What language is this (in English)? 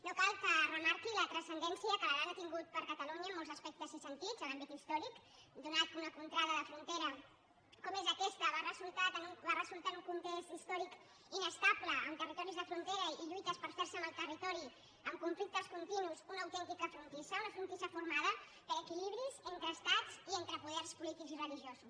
Catalan